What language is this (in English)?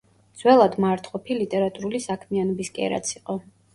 Georgian